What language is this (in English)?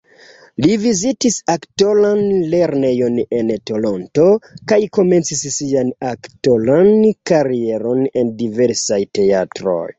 Esperanto